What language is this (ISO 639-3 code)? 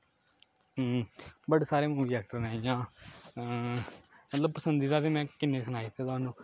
doi